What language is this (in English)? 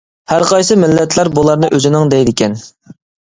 Uyghur